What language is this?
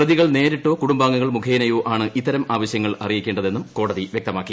Malayalam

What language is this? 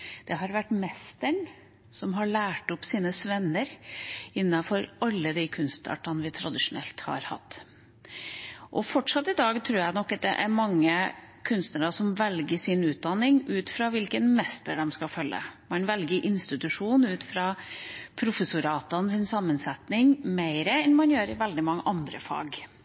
Norwegian Bokmål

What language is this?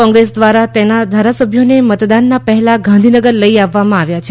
Gujarati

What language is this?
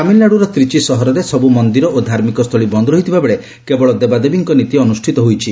Odia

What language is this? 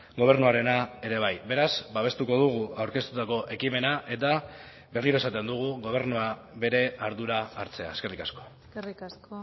Basque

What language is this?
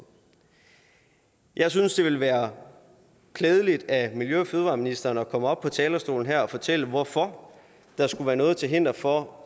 Danish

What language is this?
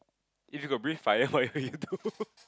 English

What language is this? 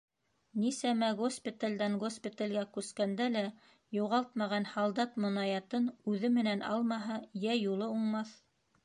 Bashkir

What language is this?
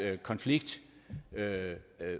Danish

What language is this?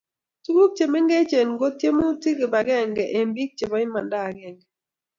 Kalenjin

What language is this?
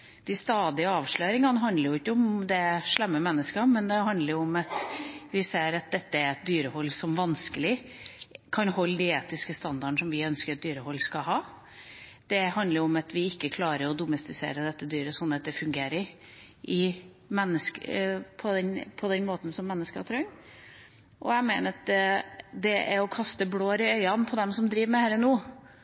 Norwegian Bokmål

